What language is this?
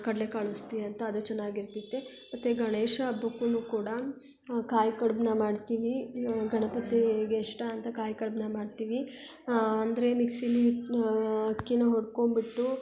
Kannada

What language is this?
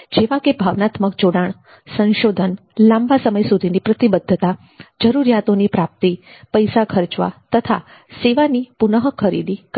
Gujarati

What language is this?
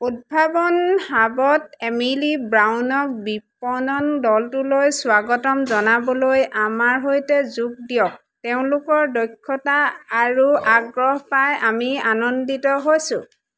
Assamese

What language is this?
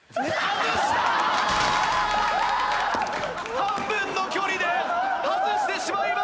Japanese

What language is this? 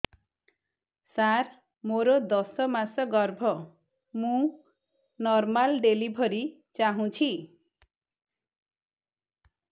Odia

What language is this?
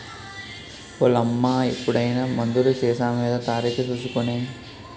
Telugu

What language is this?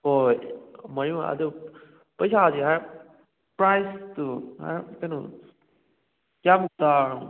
Manipuri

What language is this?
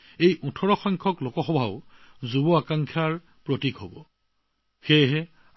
Assamese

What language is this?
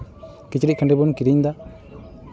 Santali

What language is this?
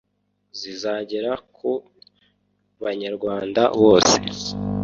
Kinyarwanda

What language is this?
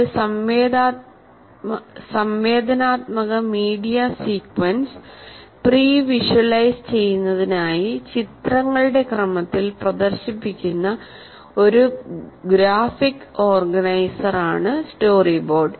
Malayalam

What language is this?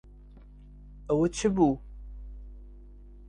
Central Kurdish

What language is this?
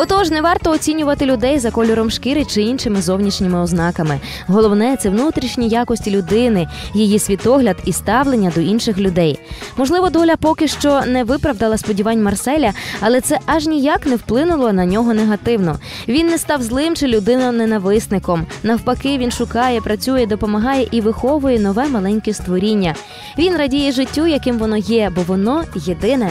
Ukrainian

